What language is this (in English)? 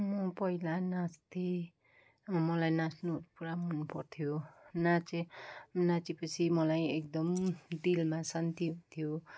Nepali